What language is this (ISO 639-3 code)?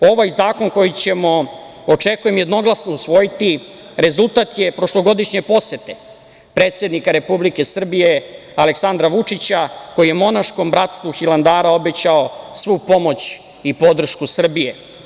srp